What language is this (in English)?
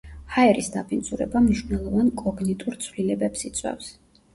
Georgian